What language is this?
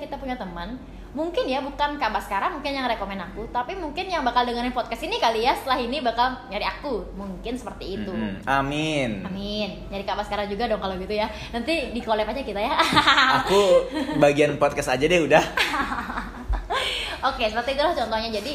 Indonesian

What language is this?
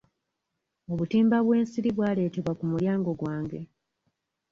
Ganda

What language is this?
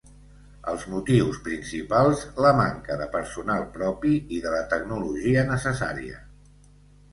Catalan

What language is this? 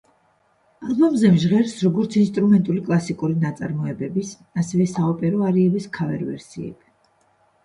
Georgian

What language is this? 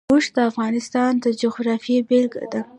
Pashto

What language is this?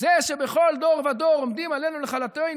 Hebrew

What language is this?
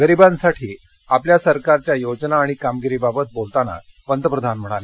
Marathi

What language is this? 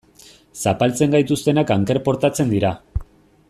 Basque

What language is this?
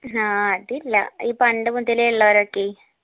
Malayalam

